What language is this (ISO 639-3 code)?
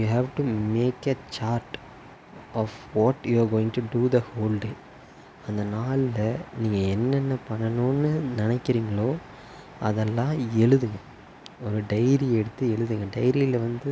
tam